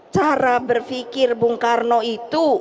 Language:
Indonesian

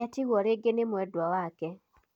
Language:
Kikuyu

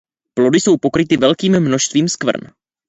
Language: Czech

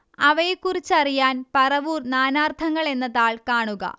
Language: Malayalam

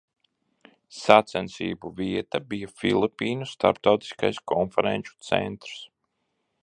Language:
Latvian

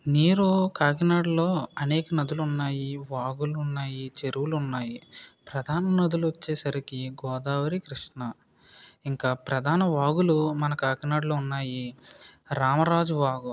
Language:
Telugu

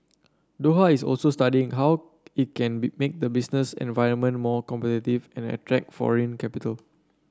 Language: English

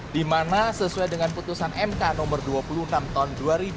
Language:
Indonesian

